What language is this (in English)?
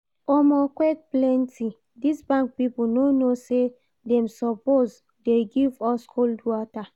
Nigerian Pidgin